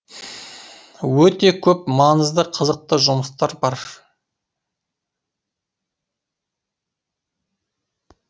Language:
Kazakh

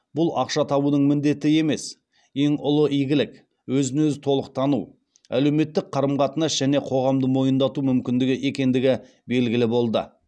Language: Kazakh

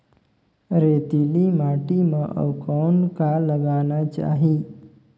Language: Chhattisgarhi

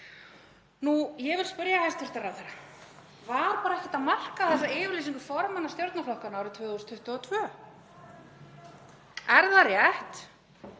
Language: Icelandic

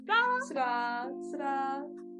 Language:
Welsh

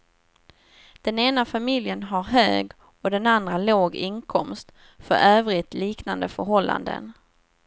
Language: Swedish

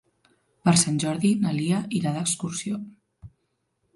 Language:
Catalan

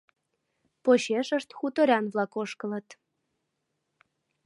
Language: Mari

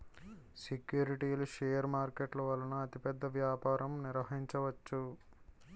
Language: Telugu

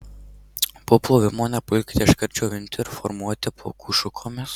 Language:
Lithuanian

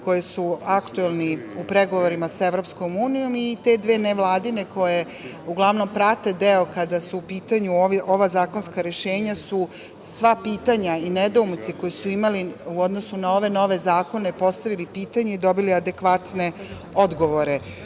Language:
Serbian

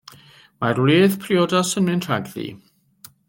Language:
Welsh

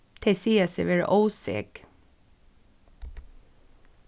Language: Faroese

